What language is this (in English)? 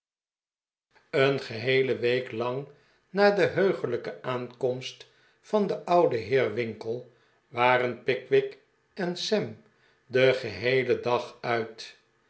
Dutch